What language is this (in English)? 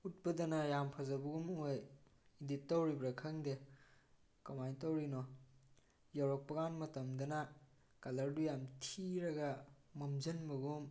Manipuri